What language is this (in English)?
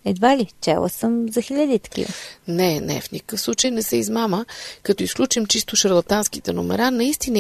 Bulgarian